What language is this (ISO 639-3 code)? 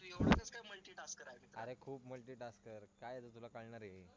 mar